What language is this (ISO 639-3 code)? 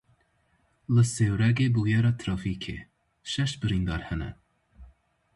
kur